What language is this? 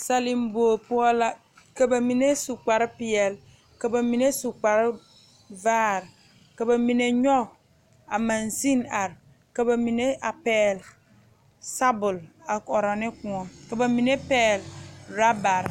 Southern Dagaare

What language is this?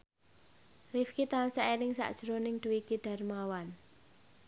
Javanese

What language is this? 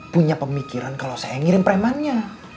Indonesian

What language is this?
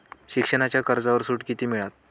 Marathi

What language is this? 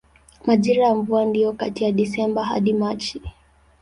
Swahili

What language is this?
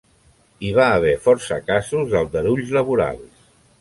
Catalan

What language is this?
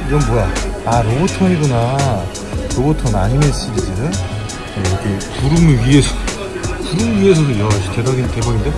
Korean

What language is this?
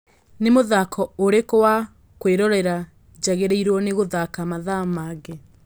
Kikuyu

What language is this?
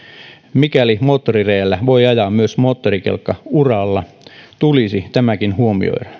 Finnish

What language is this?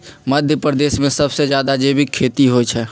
Magahi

